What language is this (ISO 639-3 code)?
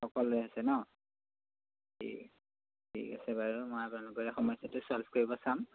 asm